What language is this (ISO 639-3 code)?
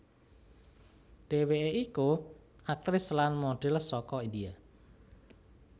jav